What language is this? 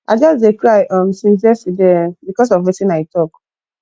Nigerian Pidgin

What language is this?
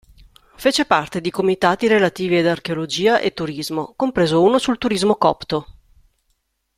Italian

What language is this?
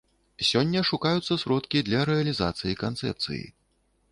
Belarusian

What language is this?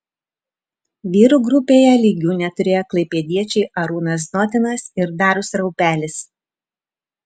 Lithuanian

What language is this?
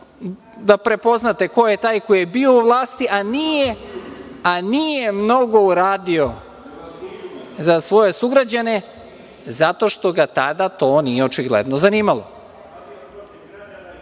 Serbian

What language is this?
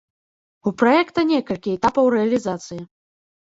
Belarusian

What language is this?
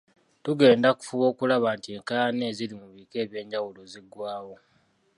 Ganda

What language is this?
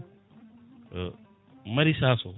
Fula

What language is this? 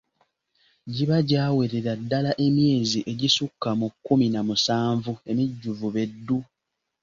Ganda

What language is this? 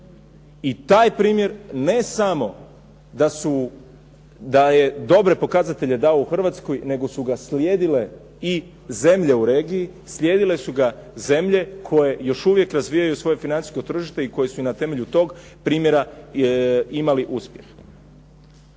Croatian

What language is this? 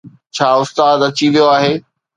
Sindhi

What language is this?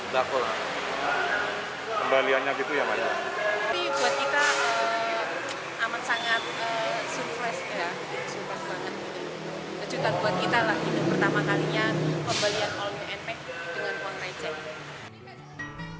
Indonesian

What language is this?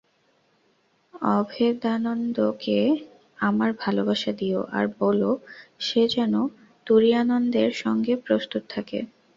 Bangla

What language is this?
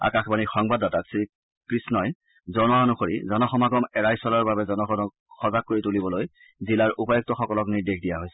Assamese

